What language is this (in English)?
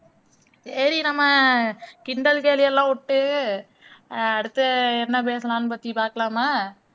Tamil